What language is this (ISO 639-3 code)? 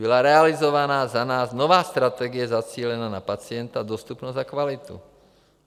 ces